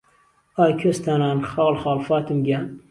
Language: Central Kurdish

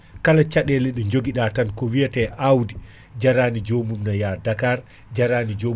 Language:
Fula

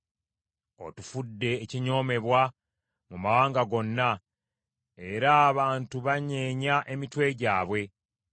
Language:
Ganda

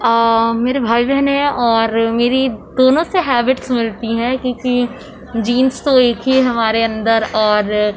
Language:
Urdu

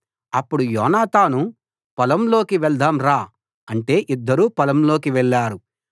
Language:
Telugu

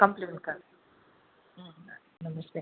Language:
Sanskrit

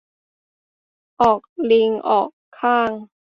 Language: Thai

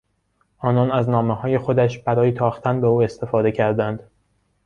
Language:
Persian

